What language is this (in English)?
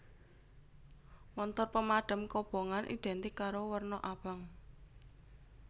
Javanese